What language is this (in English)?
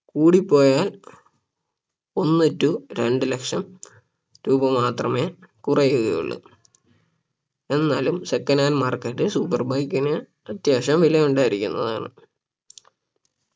Malayalam